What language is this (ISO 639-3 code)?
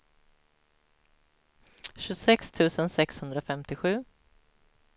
swe